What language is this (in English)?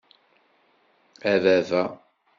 Kabyle